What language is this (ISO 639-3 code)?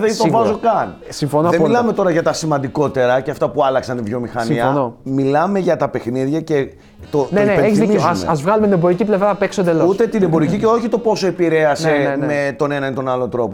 ell